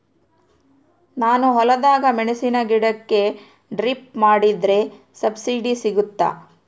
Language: Kannada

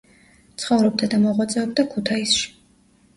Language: Georgian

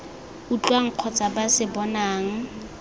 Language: Tswana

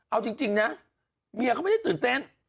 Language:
Thai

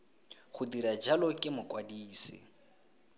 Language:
Tswana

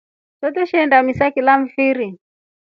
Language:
Rombo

